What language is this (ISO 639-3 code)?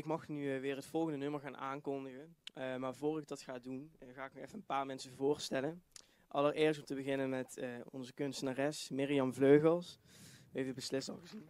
nld